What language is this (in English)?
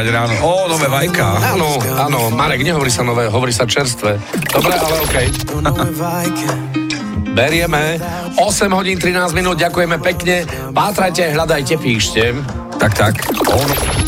Slovak